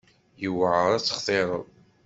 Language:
Kabyle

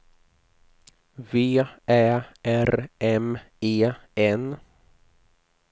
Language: Swedish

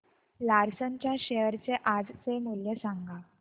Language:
Marathi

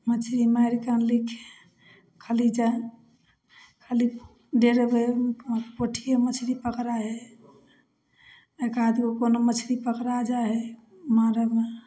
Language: Maithili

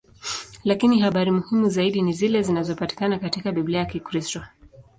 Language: Swahili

